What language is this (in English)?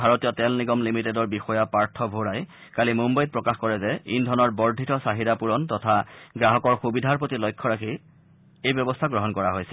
Assamese